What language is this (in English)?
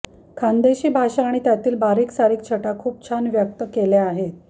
Marathi